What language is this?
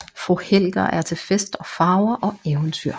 Danish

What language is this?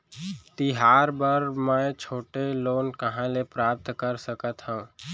Chhattisgarhi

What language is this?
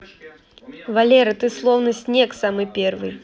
Russian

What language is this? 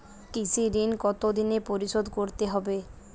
Bangla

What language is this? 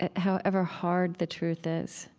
English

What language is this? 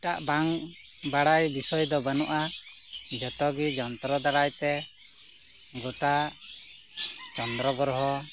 Santali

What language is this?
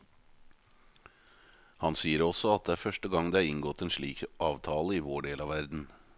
Norwegian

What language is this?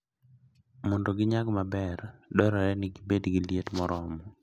Luo (Kenya and Tanzania)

